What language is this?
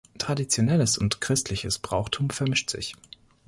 German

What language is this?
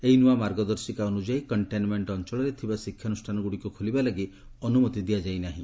Odia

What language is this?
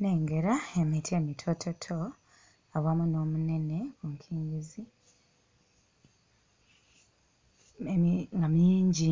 Ganda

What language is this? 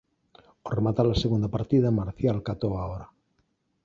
Galician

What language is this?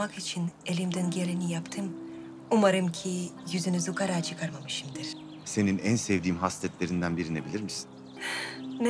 Turkish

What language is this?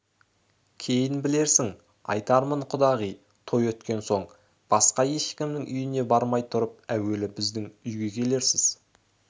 Kazakh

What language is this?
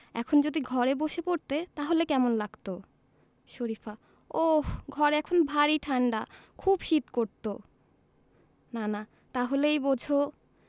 Bangla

